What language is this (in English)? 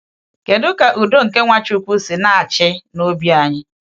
Igbo